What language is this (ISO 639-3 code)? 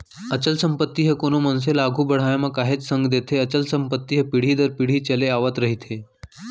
hne